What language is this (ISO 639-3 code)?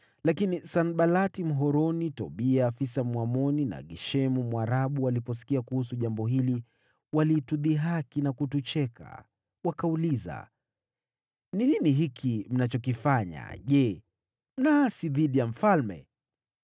swa